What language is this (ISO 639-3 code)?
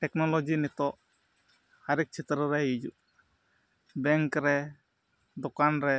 sat